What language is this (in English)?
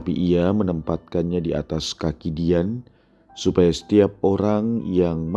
Indonesian